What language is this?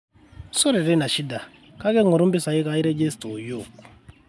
Masai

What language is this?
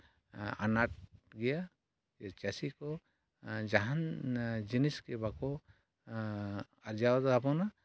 Santali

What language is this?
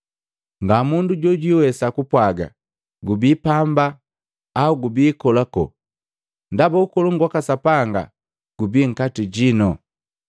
Matengo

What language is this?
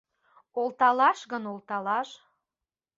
Mari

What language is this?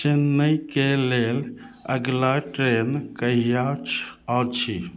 Maithili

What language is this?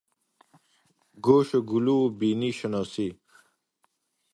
Persian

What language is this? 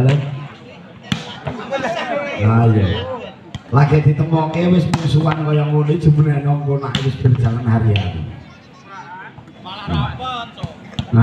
Indonesian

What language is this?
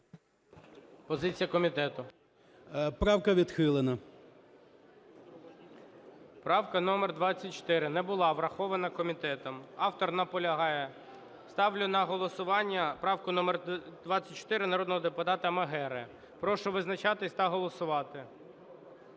Ukrainian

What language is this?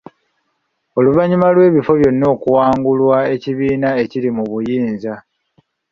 Ganda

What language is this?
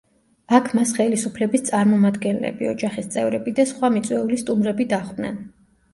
Georgian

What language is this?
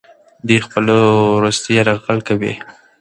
Pashto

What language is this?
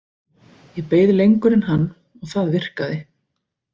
Icelandic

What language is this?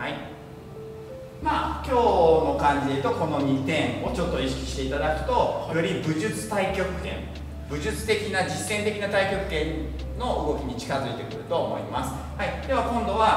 Japanese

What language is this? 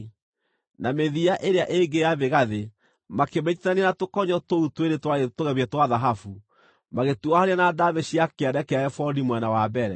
Kikuyu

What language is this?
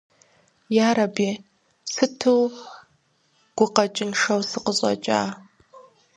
Kabardian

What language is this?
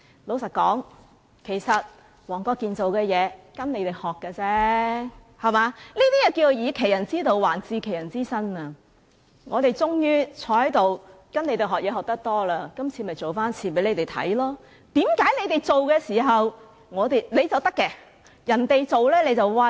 Cantonese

